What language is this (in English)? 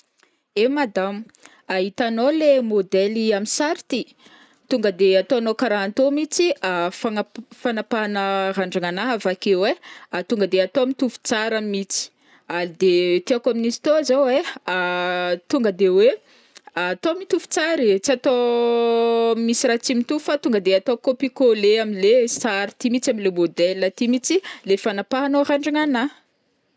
Northern Betsimisaraka Malagasy